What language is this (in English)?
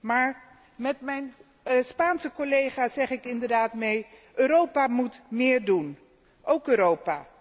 Dutch